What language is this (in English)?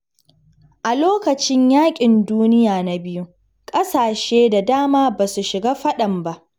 Hausa